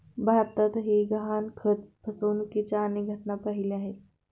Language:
Marathi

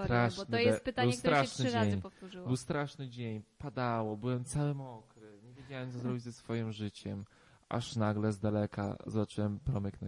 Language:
Polish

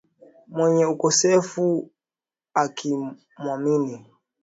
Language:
Swahili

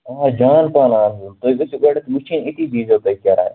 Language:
Kashmiri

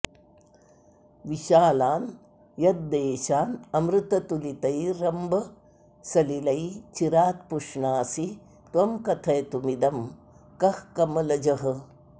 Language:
Sanskrit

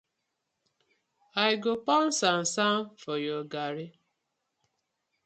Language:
Nigerian Pidgin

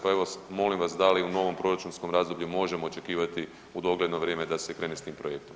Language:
Croatian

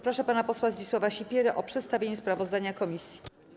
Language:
Polish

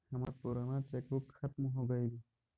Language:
Magahi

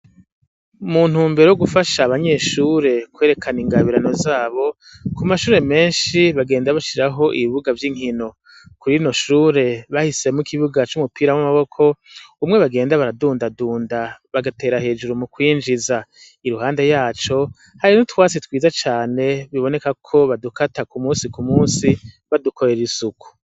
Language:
Rundi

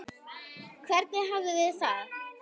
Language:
Icelandic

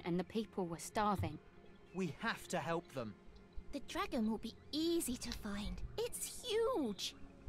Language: Italian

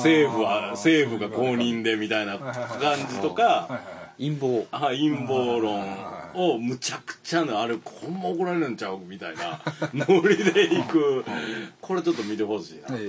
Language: Japanese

